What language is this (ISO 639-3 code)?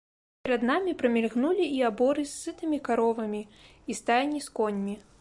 bel